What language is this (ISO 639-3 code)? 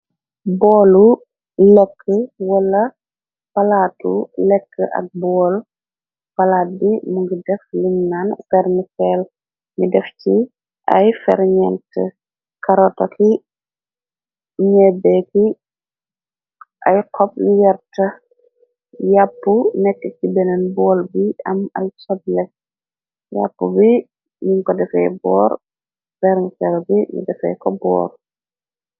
wol